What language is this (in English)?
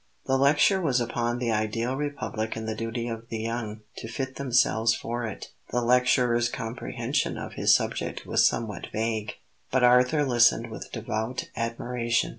English